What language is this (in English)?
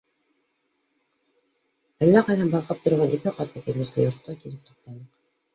Bashkir